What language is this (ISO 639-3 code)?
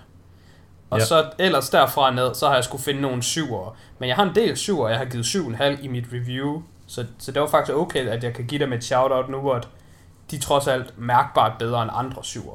dan